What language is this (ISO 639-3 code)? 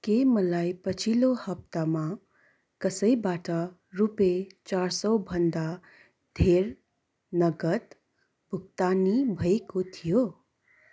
nep